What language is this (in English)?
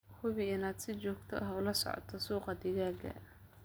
Somali